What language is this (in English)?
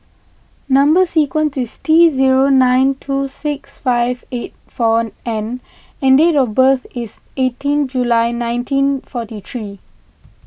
English